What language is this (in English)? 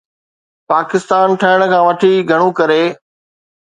Sindhi